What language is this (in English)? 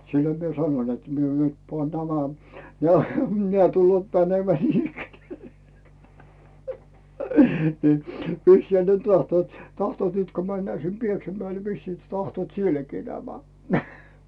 Finnish